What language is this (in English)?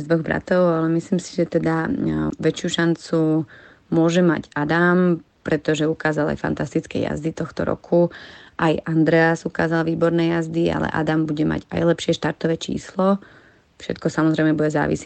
Slovak